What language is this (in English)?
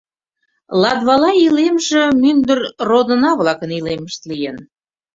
Mari